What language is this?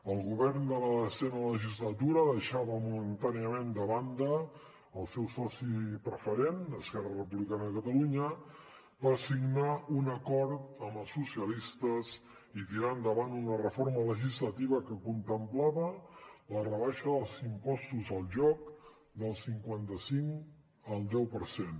Catalan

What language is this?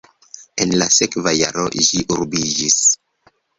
Esperanto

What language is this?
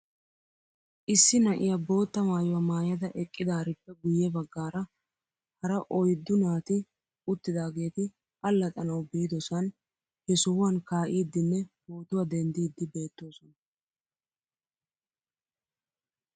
Wolaytta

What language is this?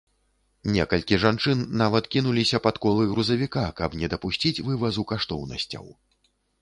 Belarusian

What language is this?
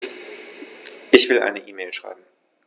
German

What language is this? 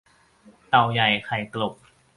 Thai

